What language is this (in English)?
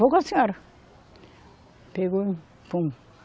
Portuguese